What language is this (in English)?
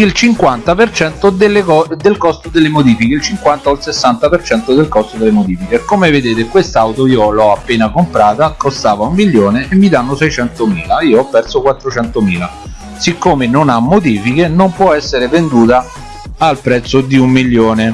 Italian